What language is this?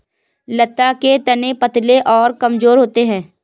Hindi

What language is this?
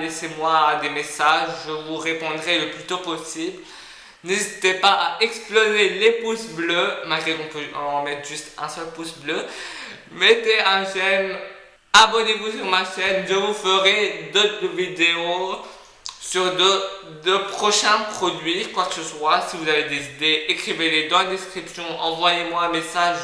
French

